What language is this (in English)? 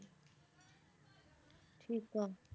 Punjabi